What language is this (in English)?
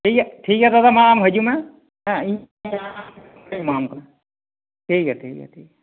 Santali